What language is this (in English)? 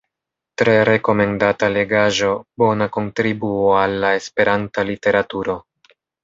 Esperanto